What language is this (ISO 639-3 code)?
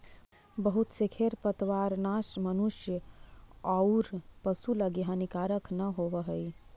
mag